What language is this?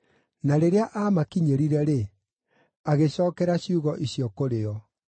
Kikuyu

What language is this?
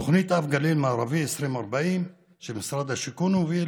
Hebrew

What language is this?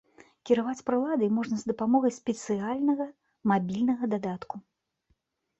Belarusian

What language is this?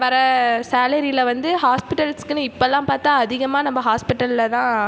Tamil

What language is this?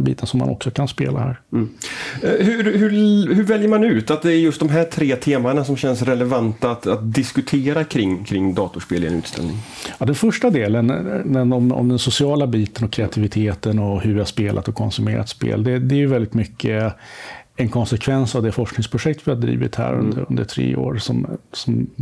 Swedish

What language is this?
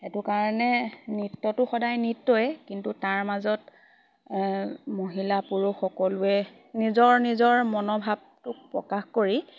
Assamese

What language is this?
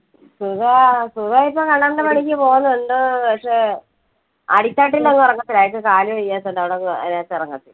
Malayalam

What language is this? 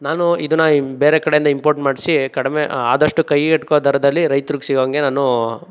Kannada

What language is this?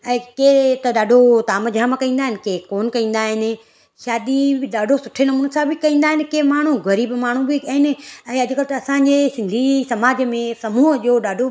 Sindhi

